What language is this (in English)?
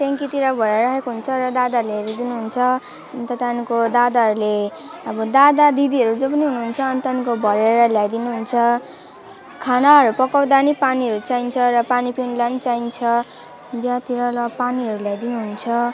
Nepali